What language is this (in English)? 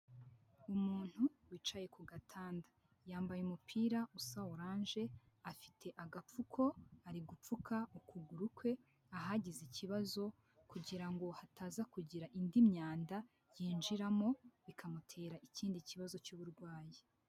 Kinyarwanda